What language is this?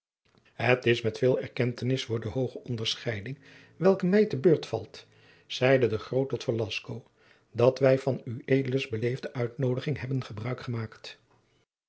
Dutch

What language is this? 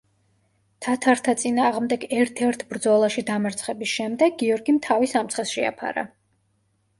Georgian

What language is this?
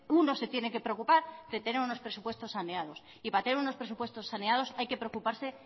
Spanish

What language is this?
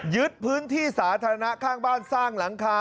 Thai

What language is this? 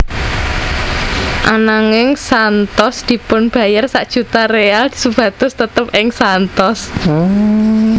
Javanese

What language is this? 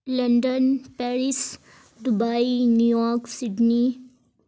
Urdu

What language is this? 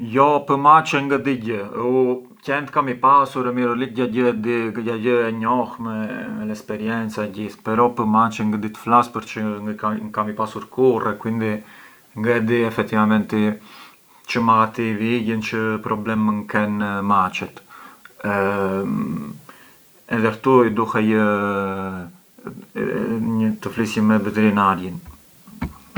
Arbëreshë Albanian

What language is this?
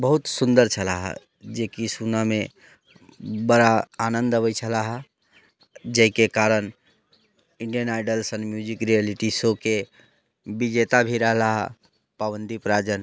Maithili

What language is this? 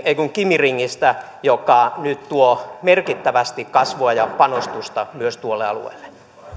Finnish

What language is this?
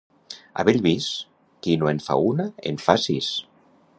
Catalan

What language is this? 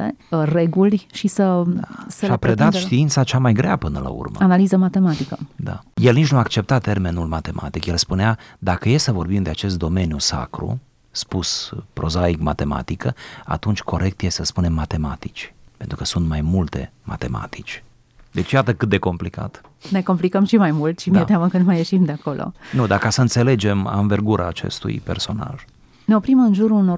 Romanian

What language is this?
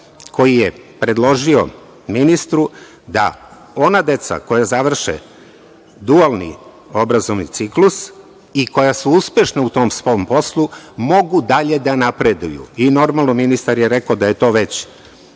Serbian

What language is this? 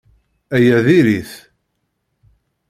Kabyle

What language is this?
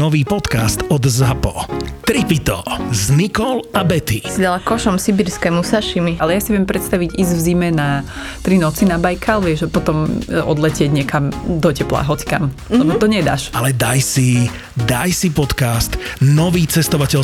Slovak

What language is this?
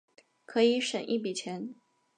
Chinese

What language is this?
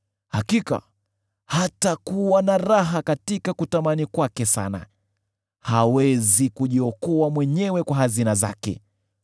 Swahili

